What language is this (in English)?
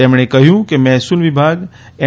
Gujarati